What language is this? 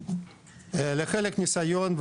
Hebrew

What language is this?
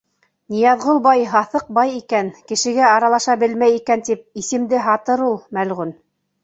Bashkir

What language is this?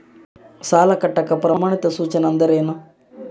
Kannada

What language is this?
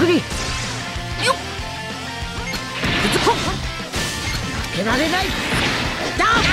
Japanese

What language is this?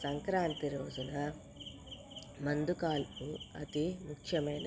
Telugu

